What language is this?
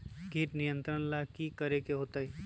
Magahi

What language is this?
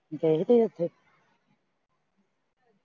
Punjabi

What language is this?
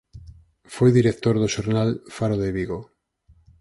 Galician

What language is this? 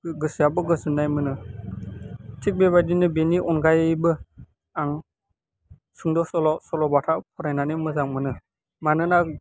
Bodo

